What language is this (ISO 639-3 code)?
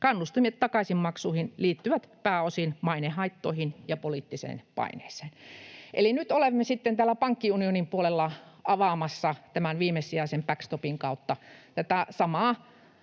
fin